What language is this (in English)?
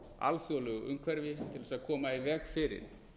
Icelandic